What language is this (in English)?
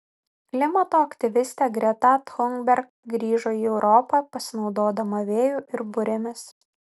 Lithuanian